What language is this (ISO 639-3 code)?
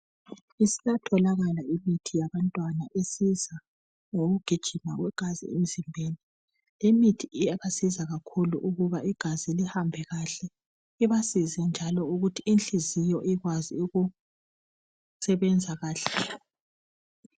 nde